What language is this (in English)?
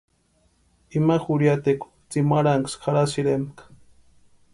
Western Highland Purepecha